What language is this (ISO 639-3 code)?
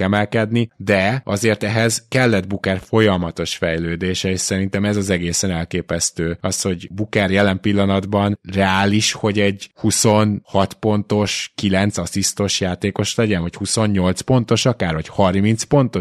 hun